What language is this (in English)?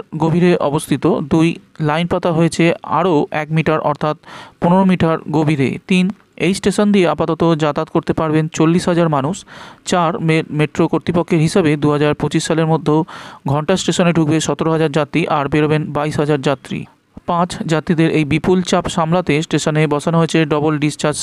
Bangla